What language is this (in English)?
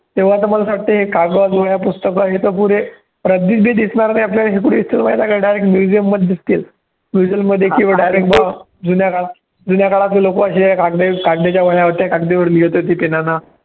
Marathi